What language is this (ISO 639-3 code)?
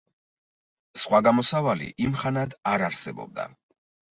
kat